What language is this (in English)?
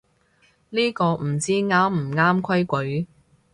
Cantonese